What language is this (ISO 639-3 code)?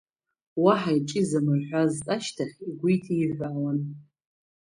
abk